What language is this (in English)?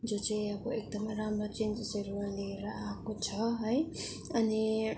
Nepali